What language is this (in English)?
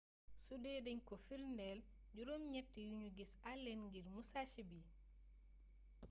Wolof